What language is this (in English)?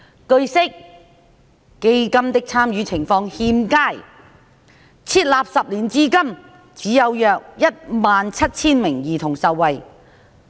Cantonese